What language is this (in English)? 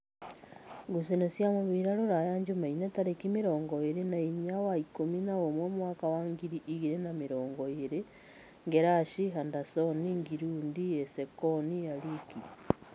Kikuyu